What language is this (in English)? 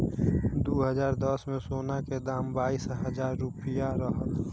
Bhojpuri